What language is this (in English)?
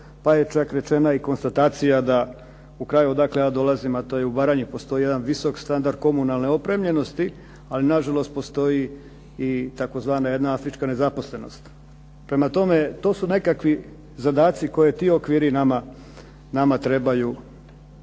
Croatian